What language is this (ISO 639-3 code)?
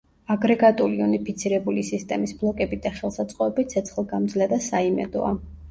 kat